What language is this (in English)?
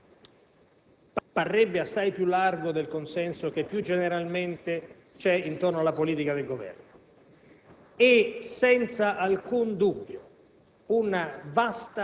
Italian